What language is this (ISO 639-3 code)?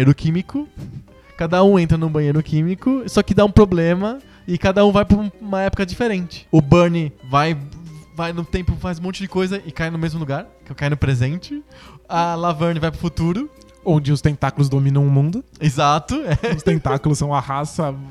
por